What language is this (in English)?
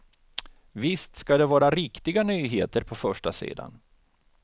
Swedish